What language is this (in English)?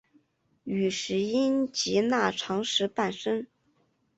Chinese